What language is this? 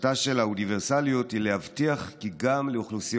Hebrew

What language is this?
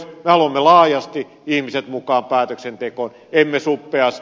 Finnish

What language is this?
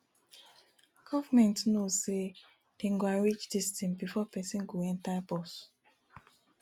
Nigerian Pidgin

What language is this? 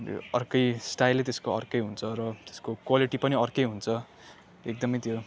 Nepali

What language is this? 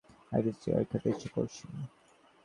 Bangla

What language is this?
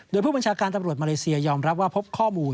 Thai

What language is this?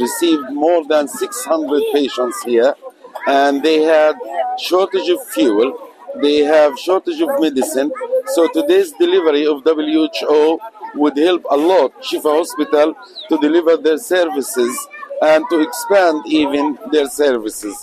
Arabic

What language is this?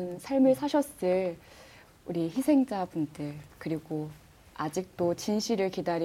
Korean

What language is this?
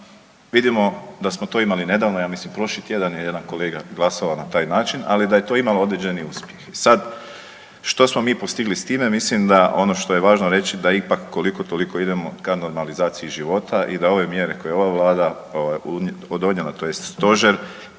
Croatian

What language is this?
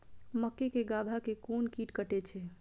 Maithili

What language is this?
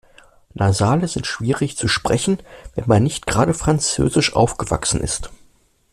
German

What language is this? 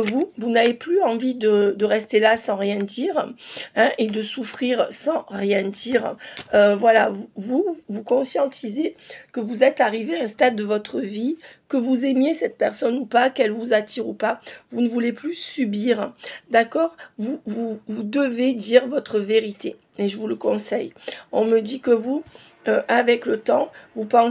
French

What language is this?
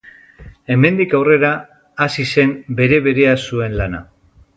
Basque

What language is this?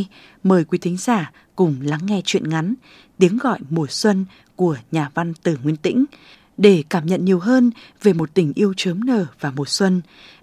Vietnamese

